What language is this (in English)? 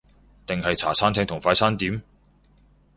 Cantonese